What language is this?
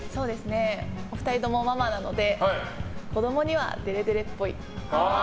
Japanese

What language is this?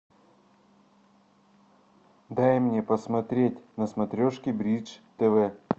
Russian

